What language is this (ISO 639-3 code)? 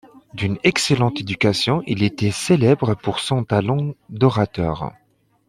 fra